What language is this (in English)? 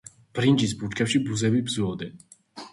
Georgian